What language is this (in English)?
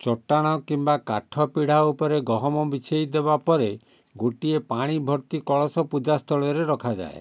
Odia